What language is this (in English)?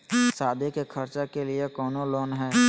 Magahi